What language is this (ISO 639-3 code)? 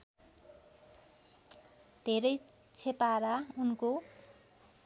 nep